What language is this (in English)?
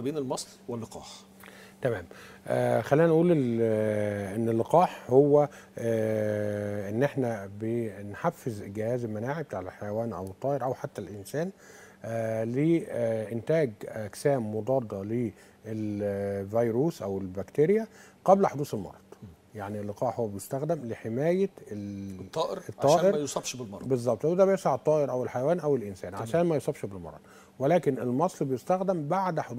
Arabic